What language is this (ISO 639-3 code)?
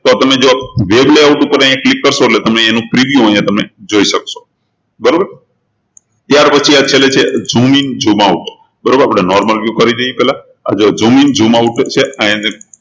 guj